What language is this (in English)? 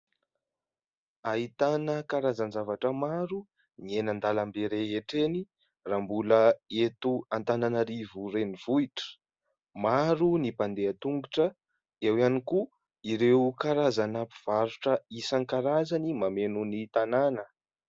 Malagasy